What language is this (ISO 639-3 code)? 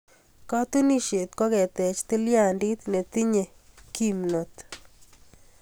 kln